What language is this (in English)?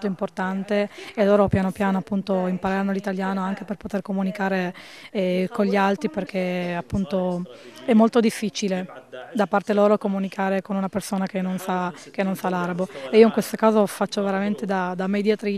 Italian